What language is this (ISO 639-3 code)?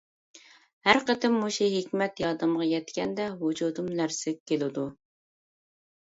uig